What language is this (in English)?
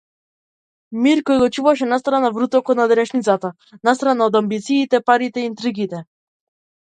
Macedonian